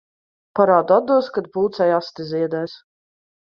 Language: Latvian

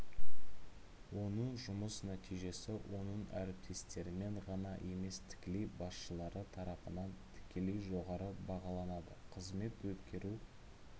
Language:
Kazakh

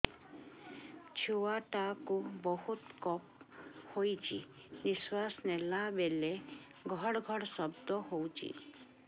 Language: Odia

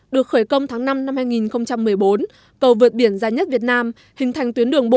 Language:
Vietnamese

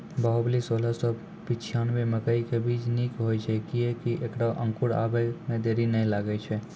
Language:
Maithili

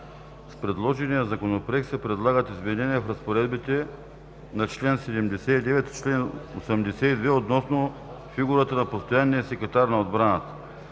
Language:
Bulgarian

